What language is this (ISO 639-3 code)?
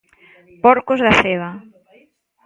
glg